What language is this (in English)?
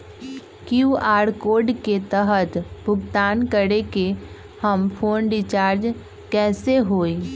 Magahi